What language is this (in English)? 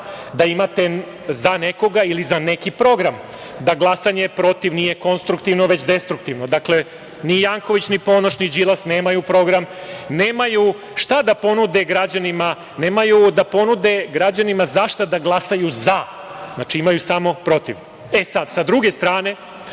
Serbian